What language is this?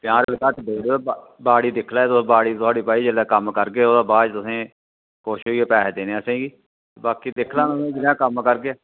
Dogri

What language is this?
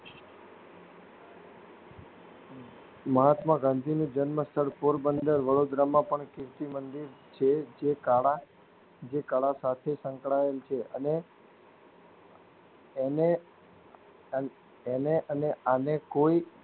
Gujarati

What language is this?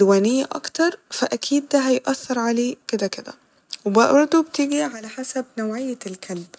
Egyptian Arabic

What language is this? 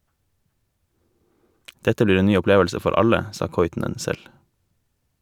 Norwegian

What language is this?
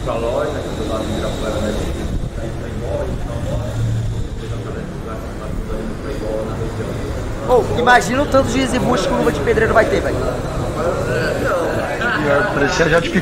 Portuguese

